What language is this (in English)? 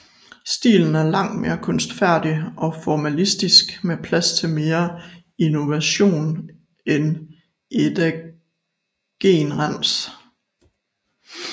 Danish